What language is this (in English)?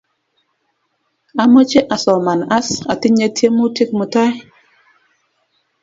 Kalenjin